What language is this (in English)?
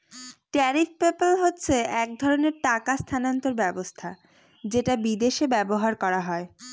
Bangla